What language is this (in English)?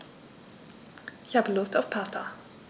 German